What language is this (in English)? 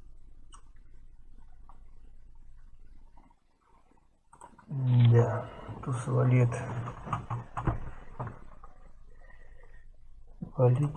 Russian